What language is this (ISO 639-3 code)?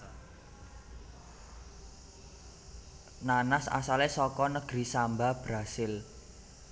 jav